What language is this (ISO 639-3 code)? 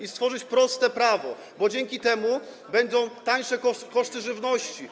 pol